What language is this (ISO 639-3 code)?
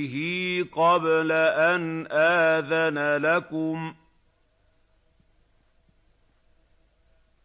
ara